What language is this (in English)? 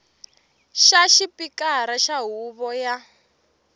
Tsonga